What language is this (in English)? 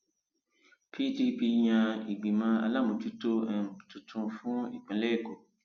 Yoruba